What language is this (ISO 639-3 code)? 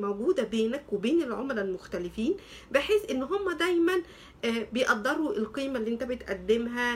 ara